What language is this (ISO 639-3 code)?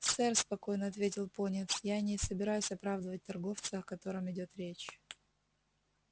rus